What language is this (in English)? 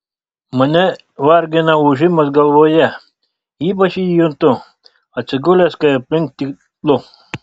Lithuanian